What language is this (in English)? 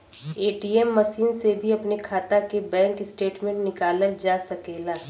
Bhojpuri